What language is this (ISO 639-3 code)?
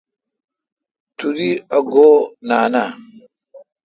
xka